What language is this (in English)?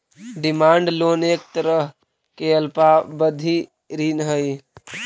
Magahi